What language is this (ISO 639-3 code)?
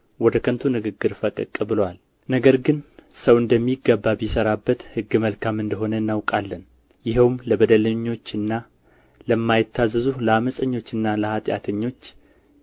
amh